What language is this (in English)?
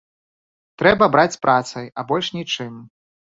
Belarusian